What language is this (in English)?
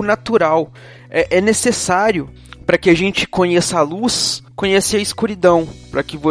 Portuguese